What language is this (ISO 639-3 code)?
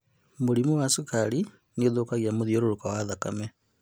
kik